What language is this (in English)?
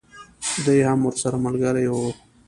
Pashto